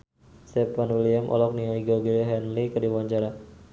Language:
Sundanese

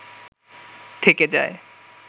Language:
Bangla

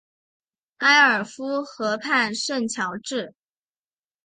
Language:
Chinese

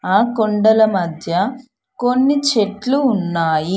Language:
Telugu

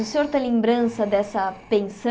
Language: Portuguese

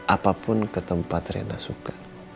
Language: Indonesian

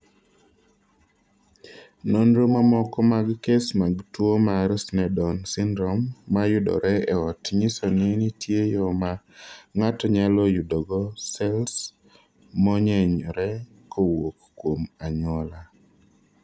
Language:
Luo (Kenya and Tanzania)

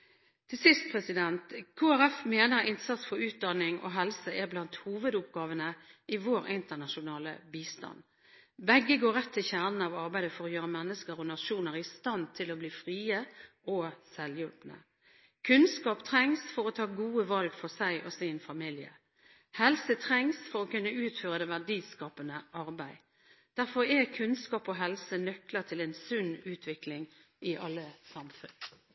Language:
Norwegian Bokmål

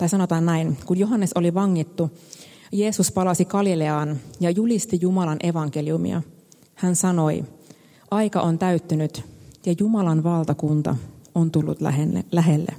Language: Finnish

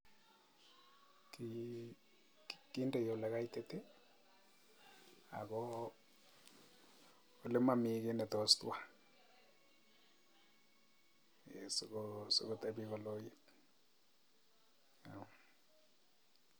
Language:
Kalenjin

